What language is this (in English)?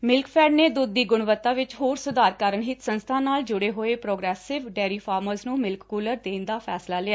Punjabi